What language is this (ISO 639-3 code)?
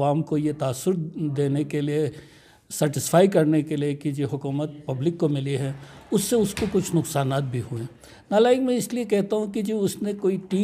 nld